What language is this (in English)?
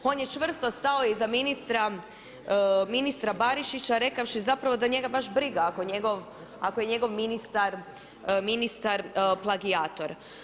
Croatian